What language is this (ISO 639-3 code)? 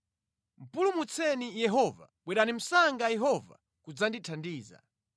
nya